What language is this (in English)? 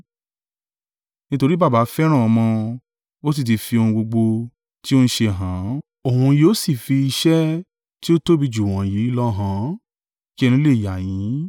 Yoruba